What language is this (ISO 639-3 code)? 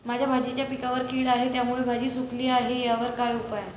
mar